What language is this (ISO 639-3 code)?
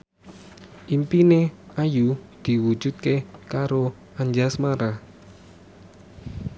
jav